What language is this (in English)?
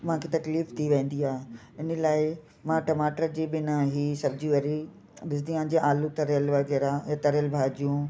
Sindhi